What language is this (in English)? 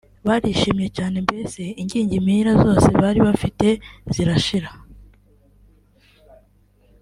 Kinyarwanda